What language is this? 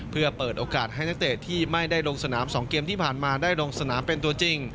Thai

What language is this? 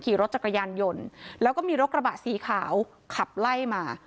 Thai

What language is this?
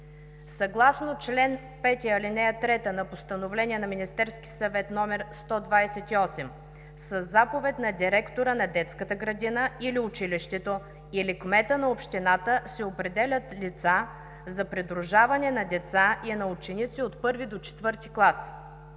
Bulgarian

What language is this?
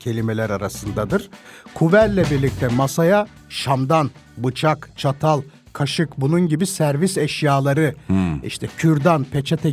Turkish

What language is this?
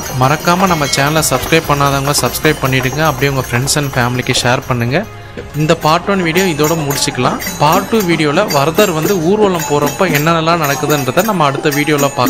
Tamil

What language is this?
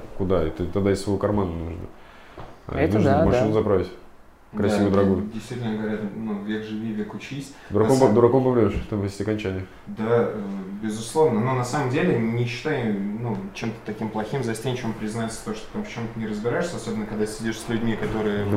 Russian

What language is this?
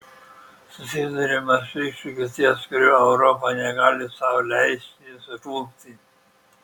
Lithuanian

